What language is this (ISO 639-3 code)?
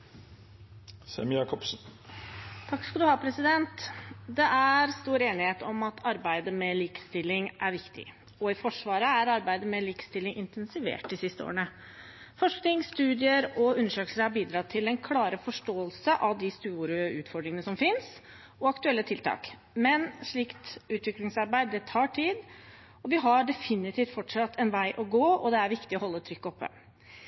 nor